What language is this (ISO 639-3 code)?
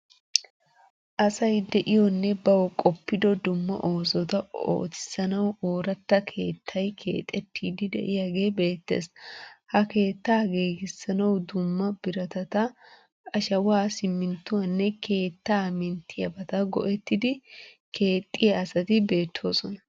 wal